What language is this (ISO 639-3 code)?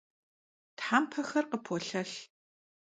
kbd